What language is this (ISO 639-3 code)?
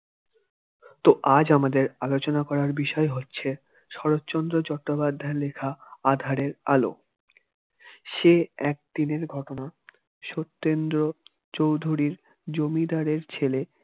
ben